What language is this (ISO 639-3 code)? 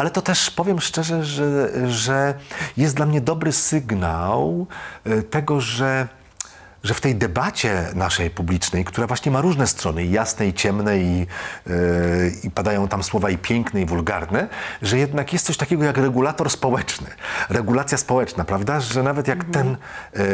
pol